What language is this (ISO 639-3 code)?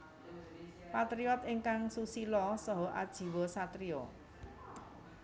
jav